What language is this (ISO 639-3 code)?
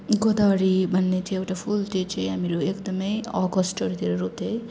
nep